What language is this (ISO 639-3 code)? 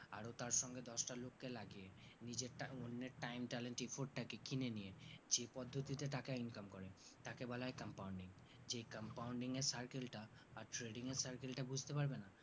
ben